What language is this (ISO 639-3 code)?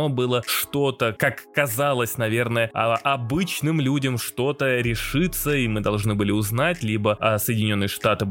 rus